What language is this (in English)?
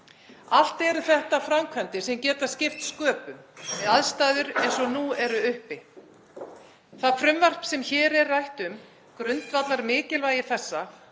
Icelandic